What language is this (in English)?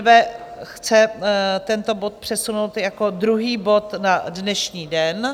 Czech